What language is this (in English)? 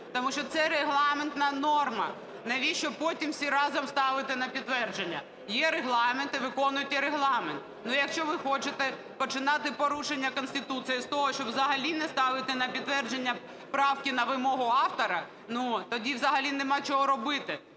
Ukrainian